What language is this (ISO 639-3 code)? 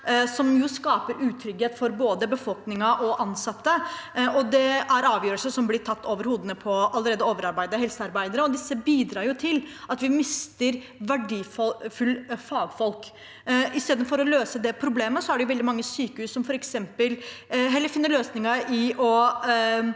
nor